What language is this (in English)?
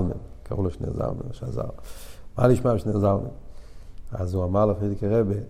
Hebrew